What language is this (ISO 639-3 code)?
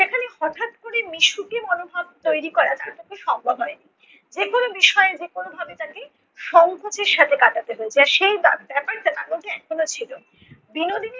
ben